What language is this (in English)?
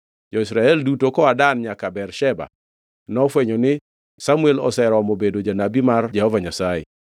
Luo (Kenya and Tanzania)